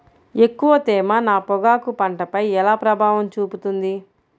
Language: Telugu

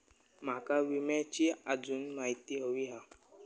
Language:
Marathi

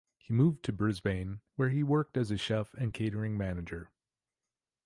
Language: English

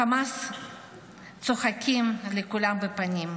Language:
Hebrew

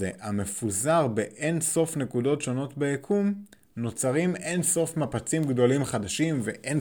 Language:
Hebrew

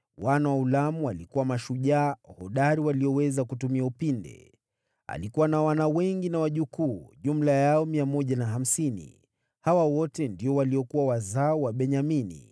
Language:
Swahili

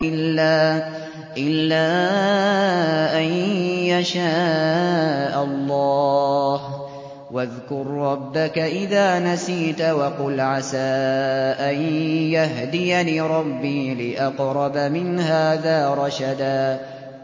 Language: Arabic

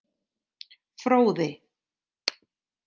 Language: Icelandic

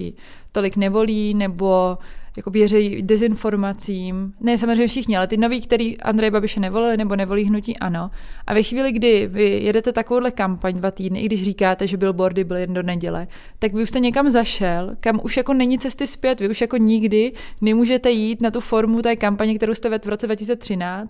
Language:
Czech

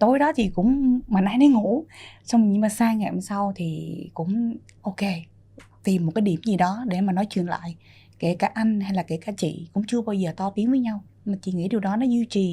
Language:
Vietnamese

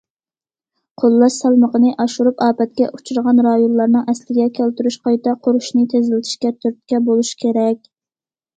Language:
Uyghur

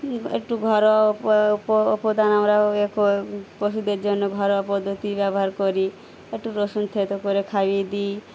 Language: Bangla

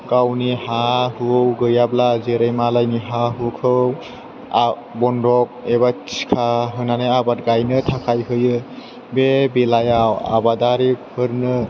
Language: Bodo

